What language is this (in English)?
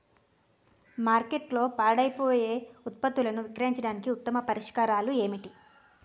Telugu